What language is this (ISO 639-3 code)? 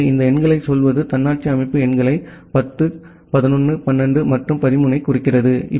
tam